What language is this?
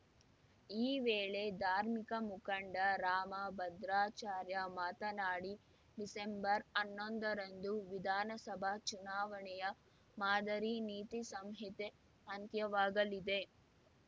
Kannada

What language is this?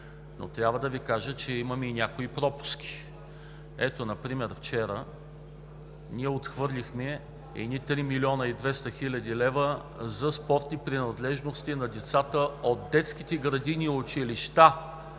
Bulgarian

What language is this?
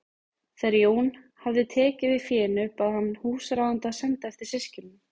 Icelandic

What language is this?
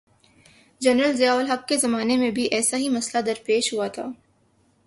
Urdu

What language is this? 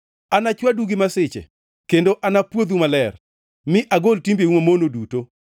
Luo (Kenya and Tanzania)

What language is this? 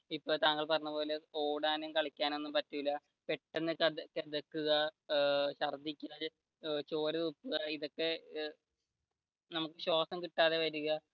Malayalam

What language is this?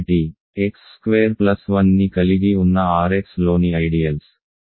Telugu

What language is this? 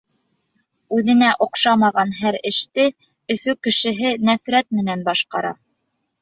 Bashkir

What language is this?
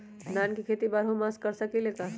Magahi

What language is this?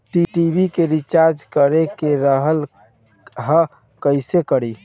Bhojpuri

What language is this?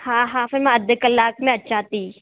Sindhi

